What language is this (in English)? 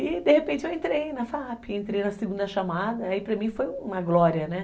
Portuguese